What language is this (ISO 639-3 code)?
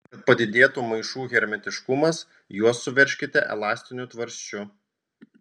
lit